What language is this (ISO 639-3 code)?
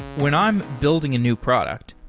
eng